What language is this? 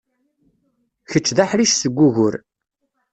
Kabyle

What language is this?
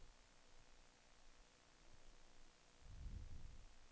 Danish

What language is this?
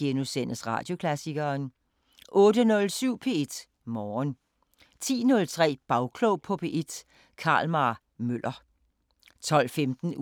Danish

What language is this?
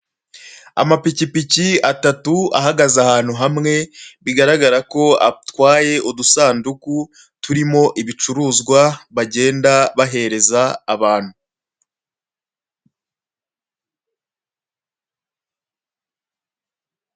Kinyarwanda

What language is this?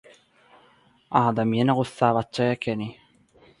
Turkmen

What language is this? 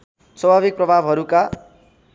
Nepali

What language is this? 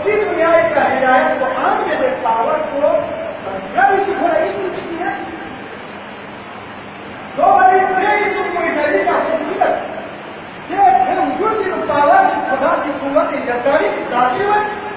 Turkish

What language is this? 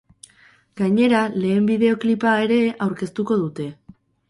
Basque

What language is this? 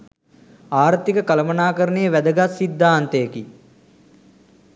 Sinhala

